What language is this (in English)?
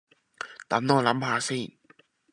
Cantonese